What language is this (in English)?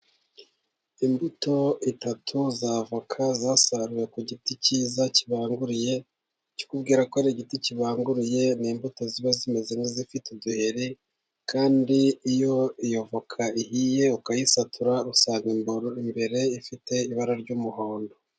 Kinyarwanda